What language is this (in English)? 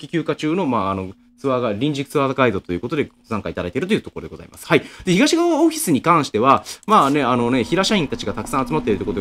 Japanese